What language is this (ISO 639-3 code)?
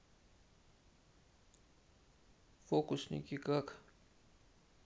rus